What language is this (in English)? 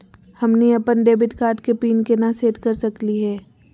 Magahi